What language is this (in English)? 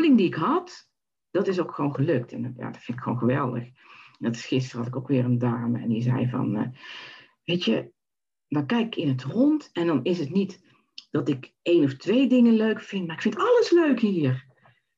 Dutch